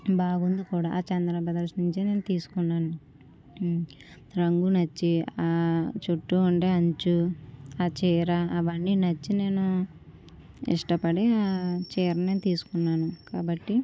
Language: Telugu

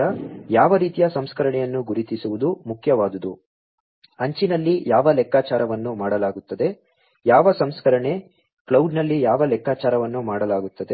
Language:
Kannada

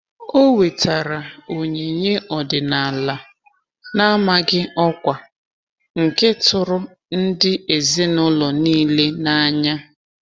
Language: Igbo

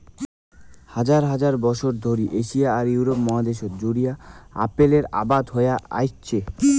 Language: Bangla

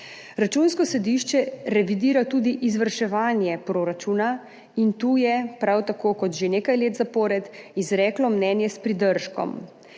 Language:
Slovenian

